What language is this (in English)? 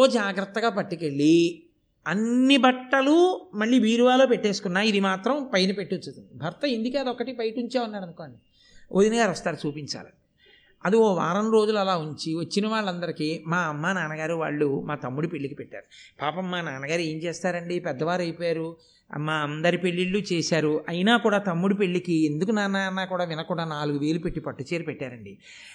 Telugu